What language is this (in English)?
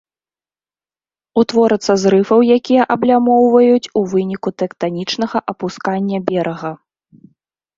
Belarusian